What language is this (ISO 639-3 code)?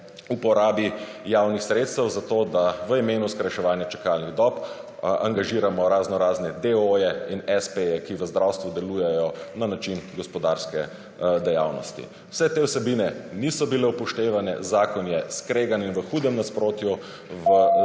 slv